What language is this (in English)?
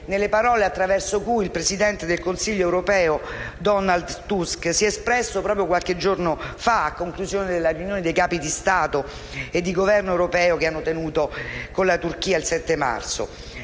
Italian